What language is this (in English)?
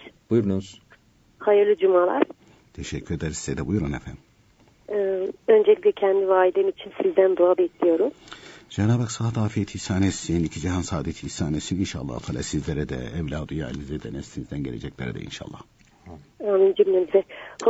Turkish